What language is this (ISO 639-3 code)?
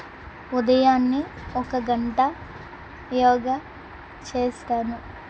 tel